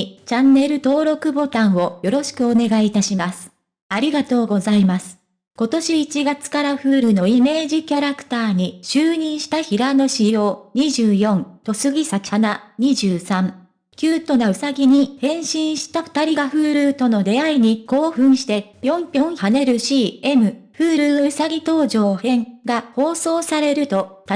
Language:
Japanese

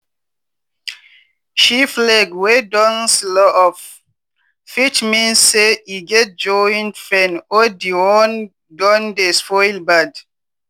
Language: Nigerian Pidgin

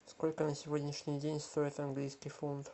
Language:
Russian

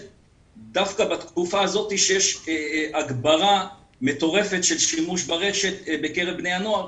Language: Hebrew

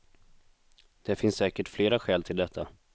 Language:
Swedish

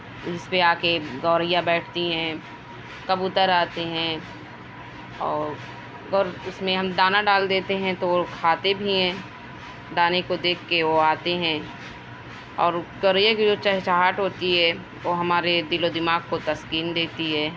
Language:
Urdu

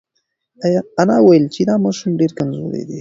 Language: Pashto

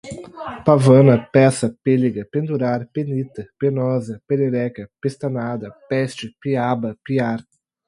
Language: Portuguese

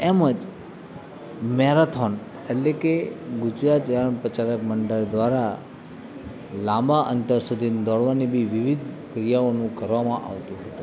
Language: Gujarati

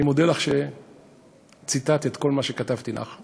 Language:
Hebrew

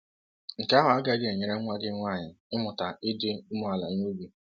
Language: Igbo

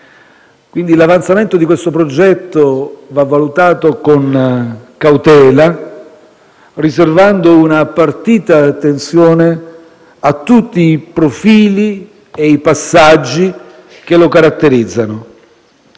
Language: Italian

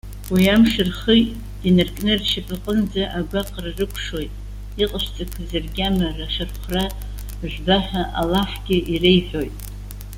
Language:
Abkhazian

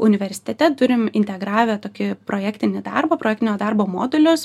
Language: Lithuanian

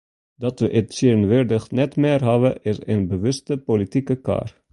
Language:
Western Frisian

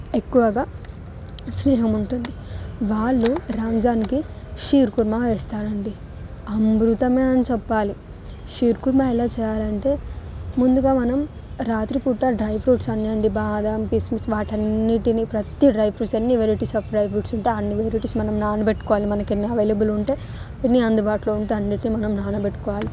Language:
Telugu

